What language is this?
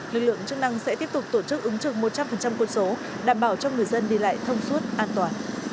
Vietnamese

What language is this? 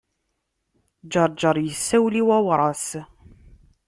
Kabyle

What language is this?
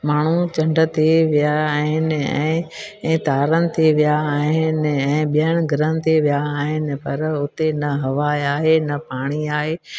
Sindhi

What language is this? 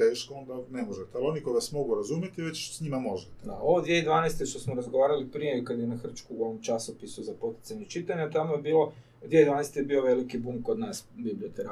Croatian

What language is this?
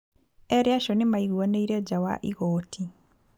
Kikuyu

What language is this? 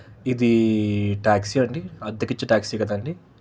Telugu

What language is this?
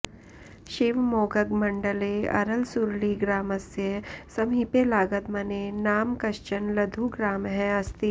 Sanskrit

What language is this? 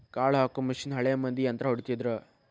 Kannada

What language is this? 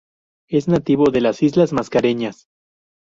Spanish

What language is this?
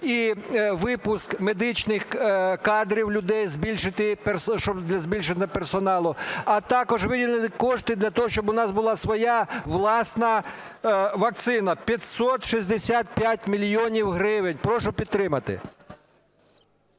Ukrainian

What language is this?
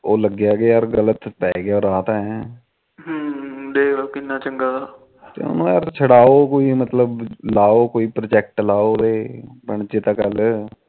Punjabi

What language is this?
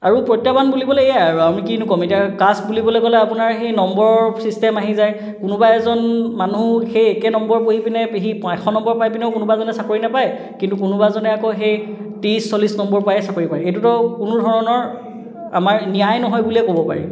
Assamese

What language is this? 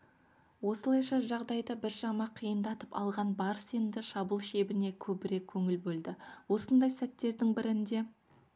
Kazakh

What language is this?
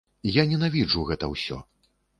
Belarusian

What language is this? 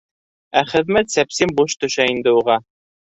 Bashkir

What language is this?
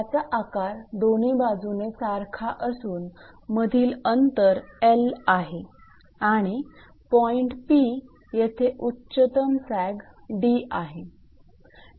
Marathi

